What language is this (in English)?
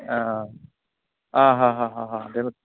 Bodo